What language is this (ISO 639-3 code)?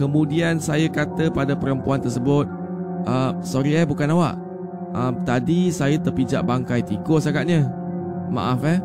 msa